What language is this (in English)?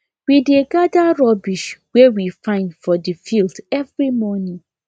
Nigerian Pidgin